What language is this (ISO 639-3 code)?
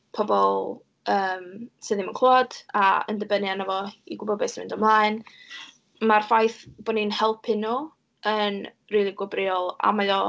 cym